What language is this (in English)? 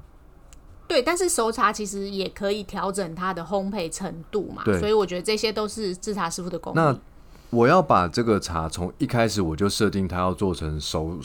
Chinese